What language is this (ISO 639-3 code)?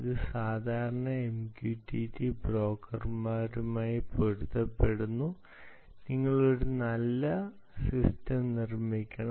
mal